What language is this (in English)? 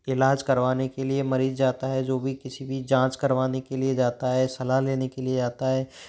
Hindi